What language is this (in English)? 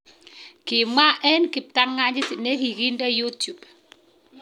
Kalenjin